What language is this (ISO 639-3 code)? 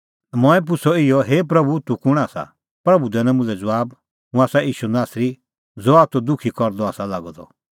kfx